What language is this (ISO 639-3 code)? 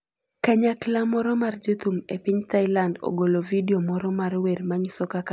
luo